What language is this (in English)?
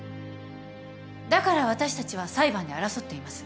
Japanese